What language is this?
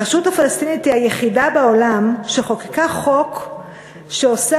Hebrew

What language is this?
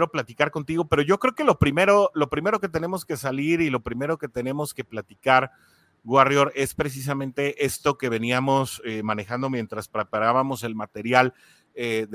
Spanish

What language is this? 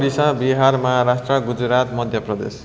Nepali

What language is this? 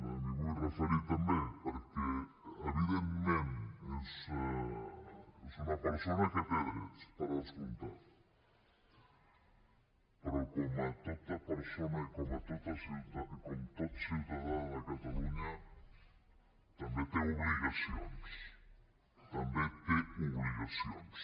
Catalan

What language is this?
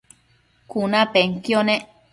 Matsés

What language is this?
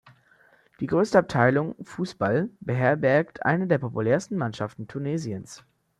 German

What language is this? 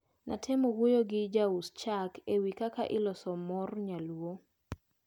Luo (Kenya and Tanzania)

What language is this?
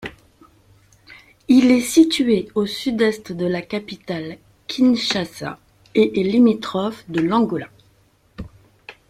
French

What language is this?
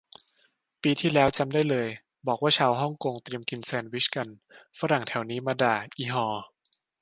Thai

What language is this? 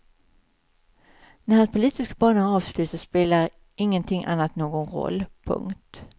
Swedish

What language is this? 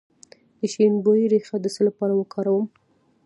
Pashto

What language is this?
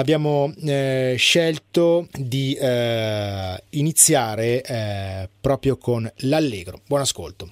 Italian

